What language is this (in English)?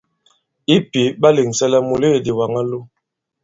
Bankon